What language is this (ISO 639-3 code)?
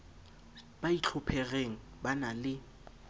sot